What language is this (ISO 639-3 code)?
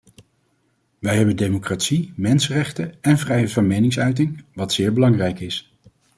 nld